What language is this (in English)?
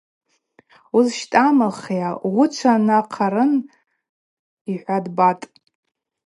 Abaza